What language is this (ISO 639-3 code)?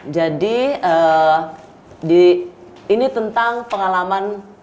ind